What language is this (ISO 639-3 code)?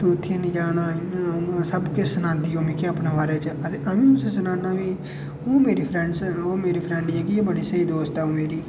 doi